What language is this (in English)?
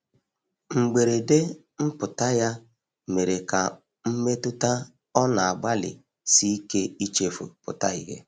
Igbo